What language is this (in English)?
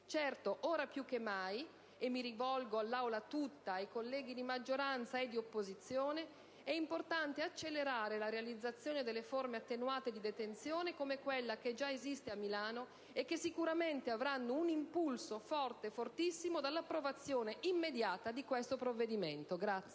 Italian